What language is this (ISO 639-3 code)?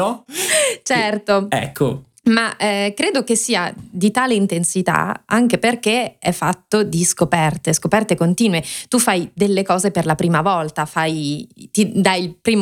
ita